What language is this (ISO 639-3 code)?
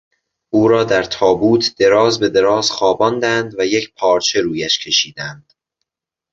fas